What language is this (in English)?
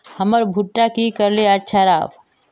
Magahi